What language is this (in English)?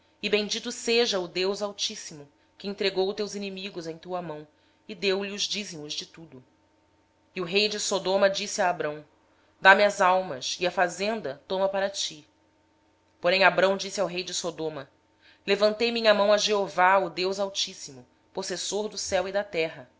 Portuguese